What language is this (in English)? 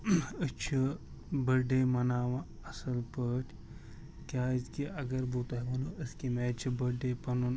Kashmiri